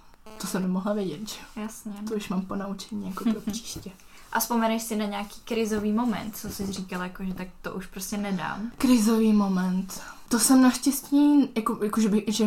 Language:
Czech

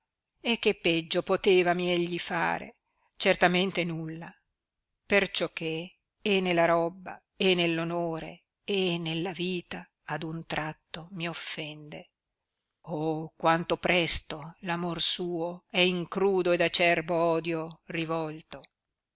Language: Italian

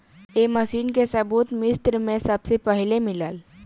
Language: Bhojpuri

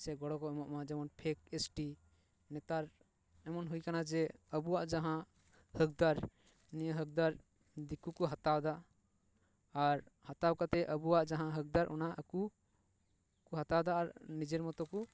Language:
Santali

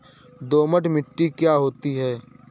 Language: Hindi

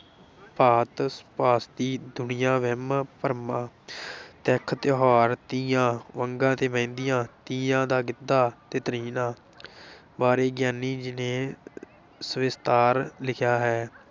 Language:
Punjabi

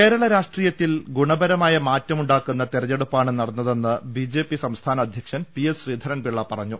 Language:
Malayalam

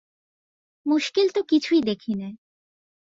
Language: Bangla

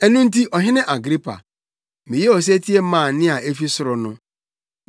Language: Akan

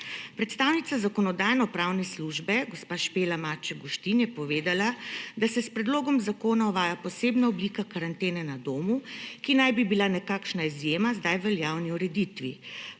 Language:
Slovenian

